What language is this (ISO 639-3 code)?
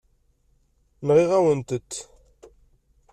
kab